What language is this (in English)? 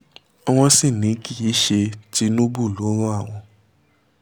Yoruba